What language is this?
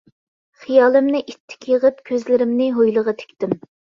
Uyghur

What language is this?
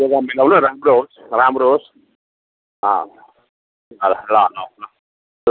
Nepali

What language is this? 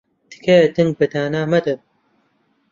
Central Kurdish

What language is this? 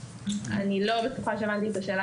Hebrew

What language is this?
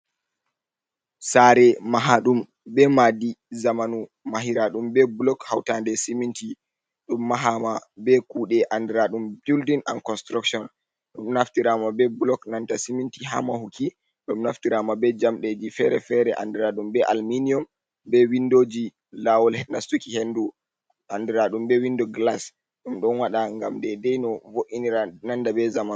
Fula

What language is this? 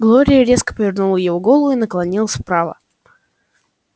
Russian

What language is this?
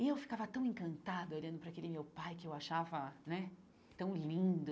Portuguese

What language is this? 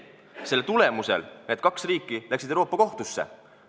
Estonian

